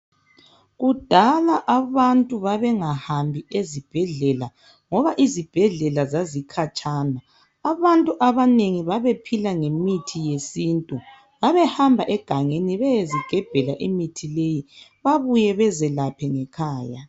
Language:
North Ndebele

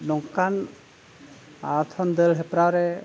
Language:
Santali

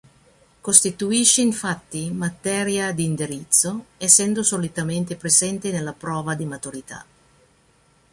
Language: Italian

